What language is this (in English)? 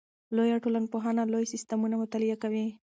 Pashto